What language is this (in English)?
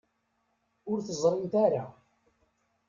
Kabyle